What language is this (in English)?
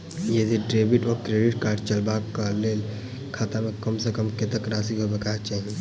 Maithili